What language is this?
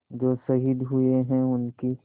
Hindi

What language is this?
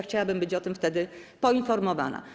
Polish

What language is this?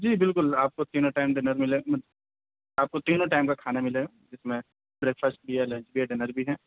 Urdu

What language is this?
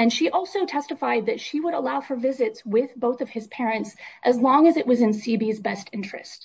English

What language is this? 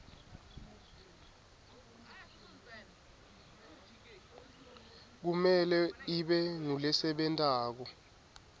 Swati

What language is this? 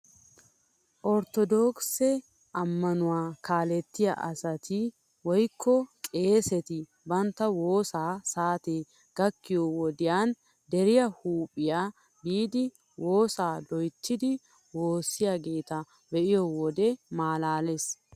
Wolaytta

